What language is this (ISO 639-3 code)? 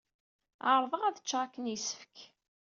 kab